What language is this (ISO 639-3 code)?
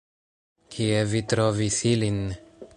epo